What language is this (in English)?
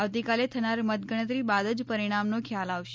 Gujarati